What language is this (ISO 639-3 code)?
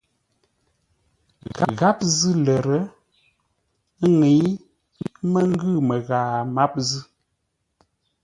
nla